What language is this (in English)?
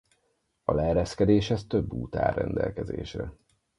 Hungarian